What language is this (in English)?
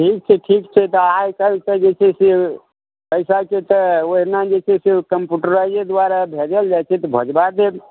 Maithili